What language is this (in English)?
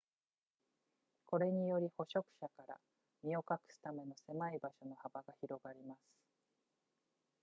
Japanese